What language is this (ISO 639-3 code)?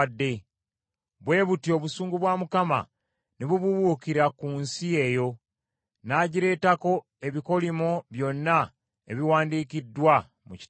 lug